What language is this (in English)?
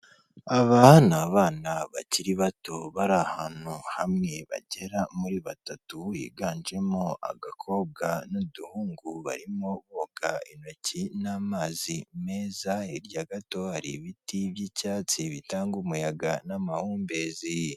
Kinyarwanda